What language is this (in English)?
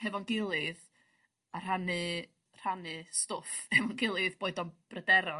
Welsh